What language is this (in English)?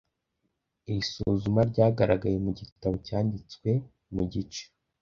Kinyarwanda